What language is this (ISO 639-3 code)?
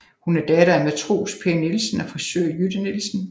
dan